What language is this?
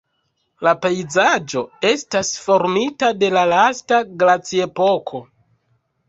Esperanto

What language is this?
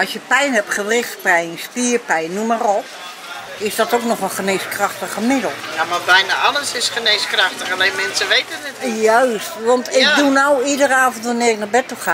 Dutch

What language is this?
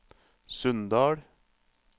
Norwegian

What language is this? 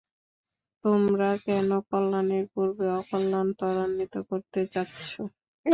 Bangla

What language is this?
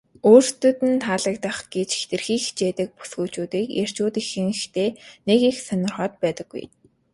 Mongolian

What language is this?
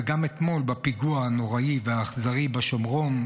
Hebrew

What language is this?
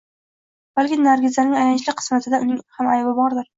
Uzbek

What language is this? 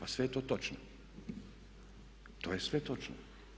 Croatian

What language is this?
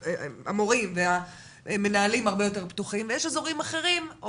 Hebrew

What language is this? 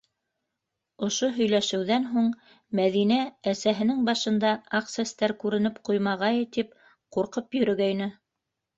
Bashkir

